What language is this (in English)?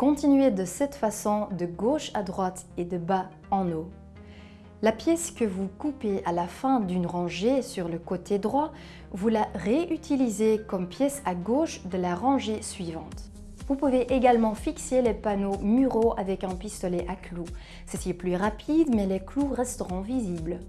French